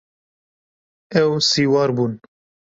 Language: Kurdish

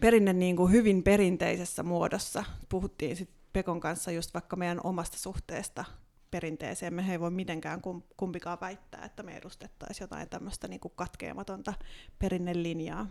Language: Finnish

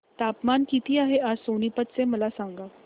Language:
Marathi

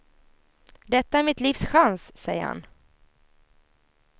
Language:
Swedish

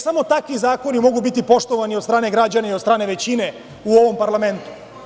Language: Serbian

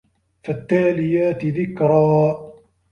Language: Arabic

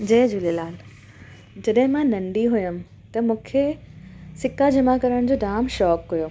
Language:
Sindhi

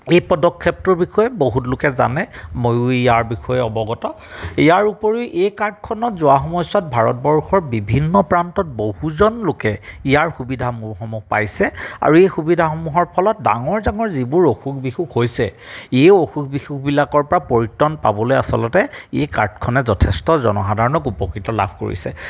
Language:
Assamese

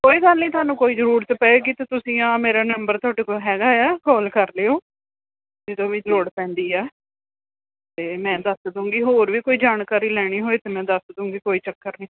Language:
Punjabi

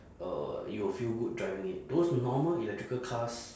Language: English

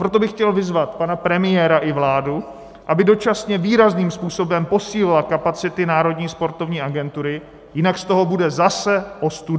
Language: Czech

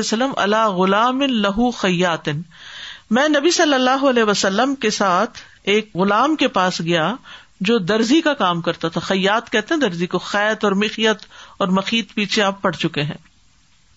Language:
Urdu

